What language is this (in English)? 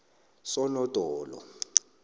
South Ndebele